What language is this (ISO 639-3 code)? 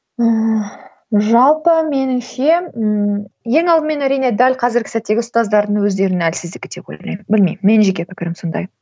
kaz